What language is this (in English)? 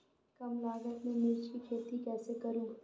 Hindi